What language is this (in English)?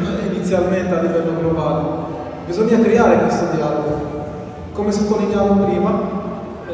Italian